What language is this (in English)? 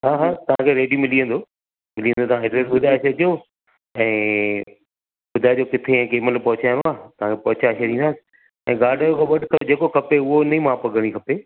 Sindhi